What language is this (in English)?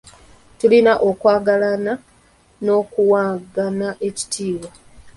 Ganda